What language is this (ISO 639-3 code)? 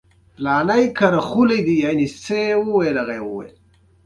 pus